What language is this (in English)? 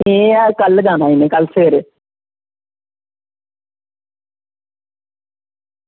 Dogri